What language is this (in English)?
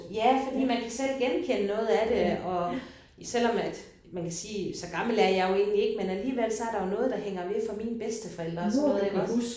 Danish